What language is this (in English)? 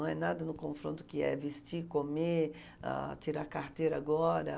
Portuguese